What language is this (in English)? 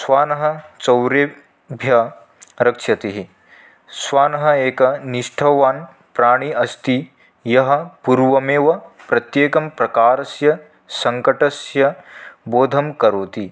Sanskrit